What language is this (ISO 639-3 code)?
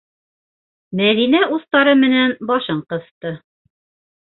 bak